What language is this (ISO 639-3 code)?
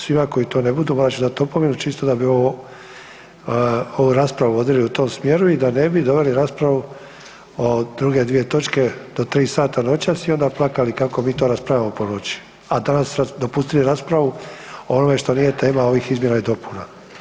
hrv